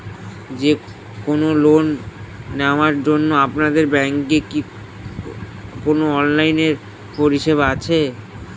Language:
Bangla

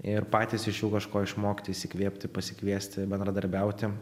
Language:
Lithuanian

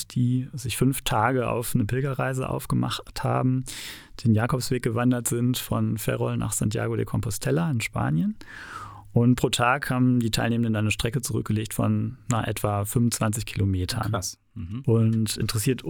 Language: German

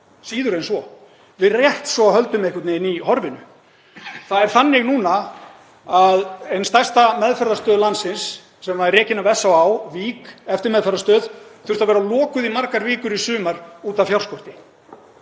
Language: Icelandic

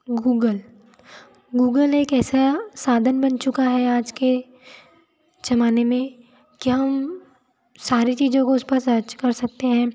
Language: Hindi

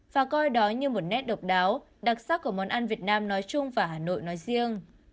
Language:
Vietnamese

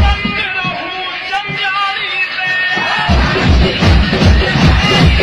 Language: Arabic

